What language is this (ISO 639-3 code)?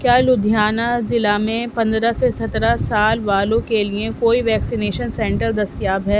urd